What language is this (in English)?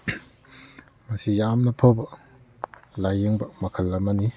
Manipuri